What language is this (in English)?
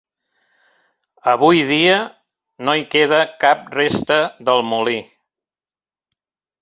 Catalan